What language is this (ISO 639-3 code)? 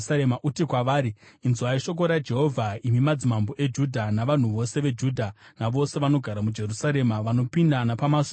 sna